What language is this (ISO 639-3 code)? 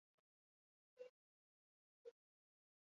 eus